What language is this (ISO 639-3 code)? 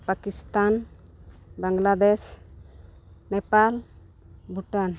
sat